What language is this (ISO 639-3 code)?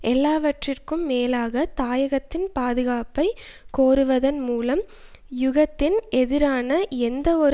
tam